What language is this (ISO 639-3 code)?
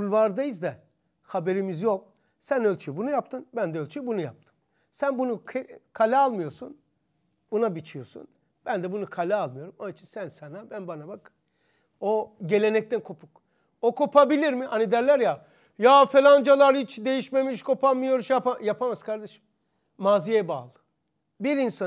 tur